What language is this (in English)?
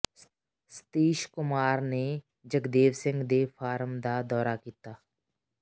Punjabi